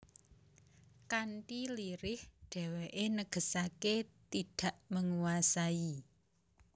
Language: Javanese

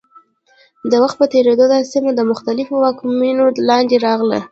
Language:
Pashto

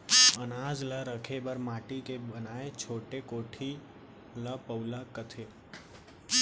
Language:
Chhattisgarhi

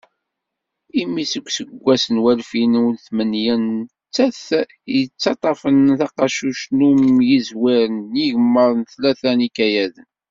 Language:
Kabyle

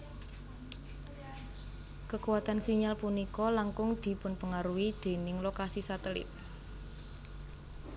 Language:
Javanese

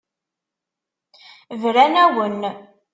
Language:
Kabyle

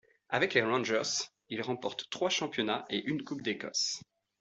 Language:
French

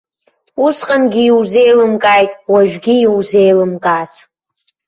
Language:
Abkhazian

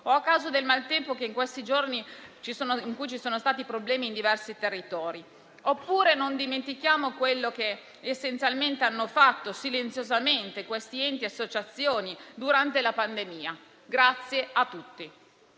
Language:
Italian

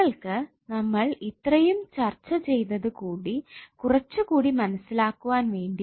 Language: Malayalam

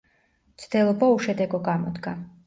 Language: Georgian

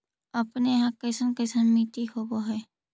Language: Magahi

